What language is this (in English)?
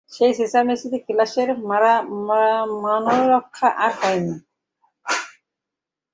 Bangla